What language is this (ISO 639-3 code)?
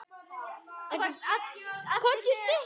isl